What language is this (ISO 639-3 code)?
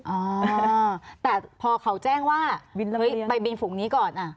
tha